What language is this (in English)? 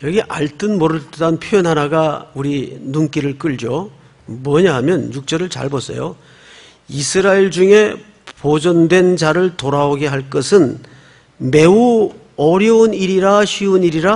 Korean